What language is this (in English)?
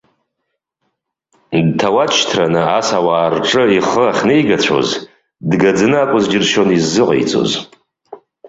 Abkhazian